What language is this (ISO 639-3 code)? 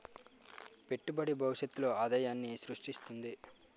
tel